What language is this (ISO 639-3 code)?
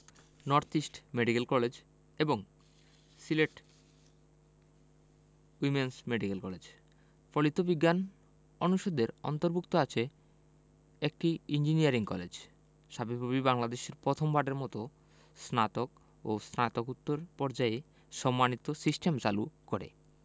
ben